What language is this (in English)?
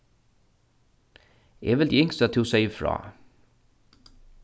Faroese